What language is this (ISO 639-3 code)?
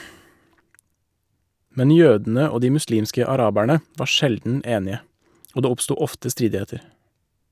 nor